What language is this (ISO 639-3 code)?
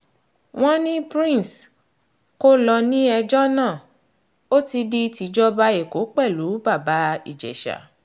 yor